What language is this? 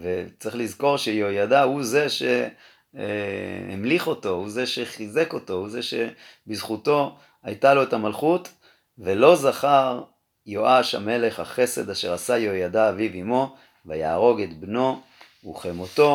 Hebrew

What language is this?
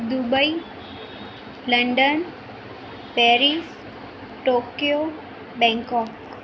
Gujarati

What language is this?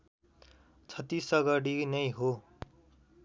Nepali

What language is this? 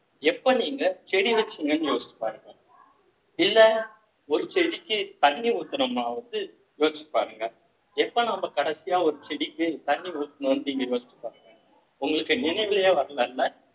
Tamil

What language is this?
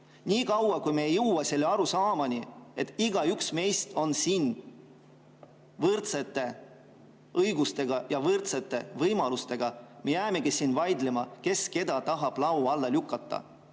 Estonian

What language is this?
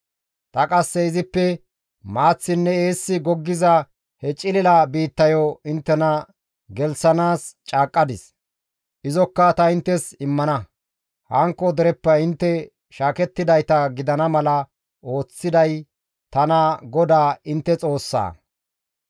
Gamo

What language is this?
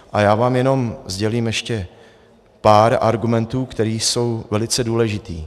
Czech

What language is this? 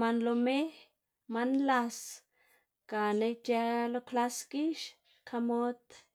Xanaguía Zapotec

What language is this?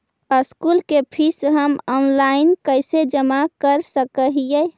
Magahi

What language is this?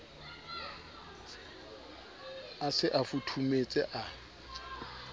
Southern Sotho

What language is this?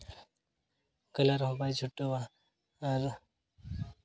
Santali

